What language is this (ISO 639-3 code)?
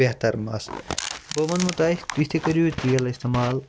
kas